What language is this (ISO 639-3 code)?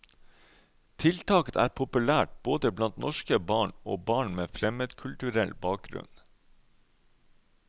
nor